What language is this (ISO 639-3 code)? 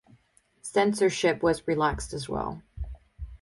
eng